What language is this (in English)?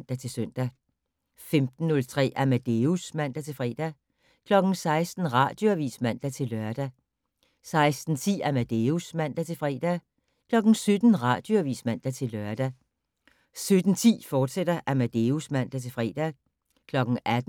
Danish